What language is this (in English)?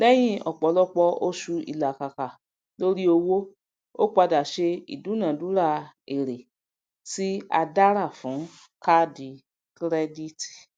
Yoruba